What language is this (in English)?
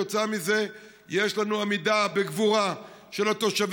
Hebrew